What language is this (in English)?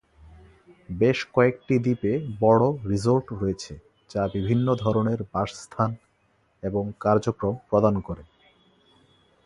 Bangla